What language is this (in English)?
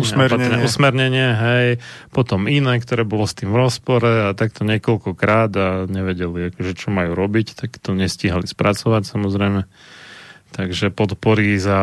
Slovak